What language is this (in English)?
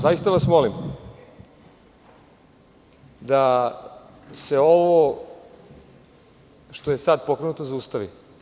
Serbian